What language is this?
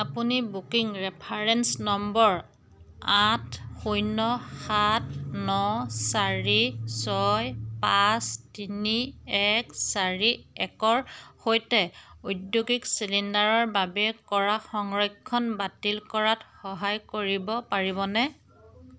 Assamese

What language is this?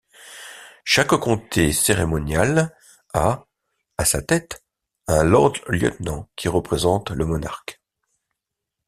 French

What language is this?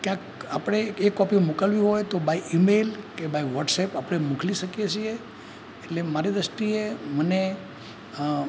Gujarati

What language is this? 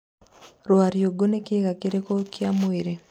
Kikuyu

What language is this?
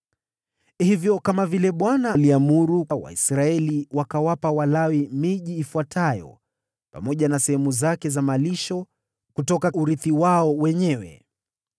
Swahili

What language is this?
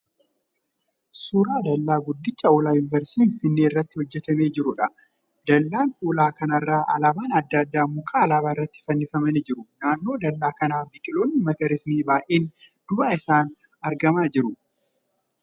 Oromo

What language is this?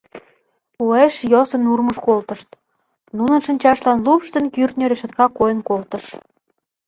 Mari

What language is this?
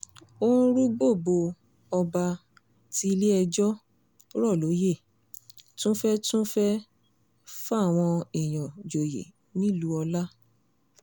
Yoruba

